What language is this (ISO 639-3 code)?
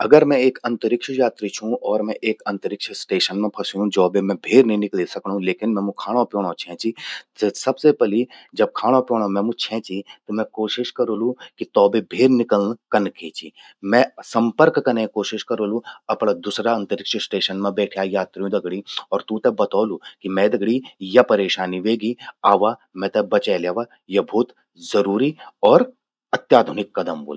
gbm